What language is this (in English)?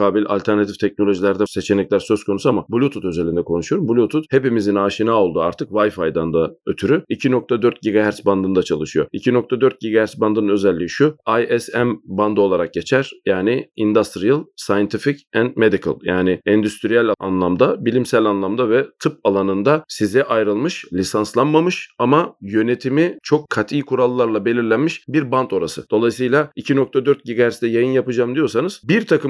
Turkish